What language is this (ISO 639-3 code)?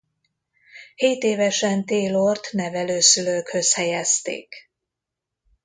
hun